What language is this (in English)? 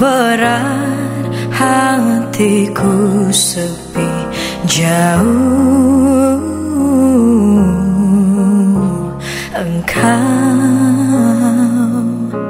Malay